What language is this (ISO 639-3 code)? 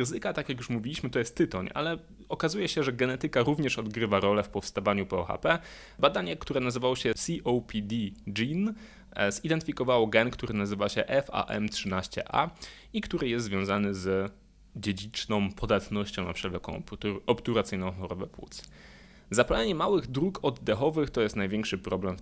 pol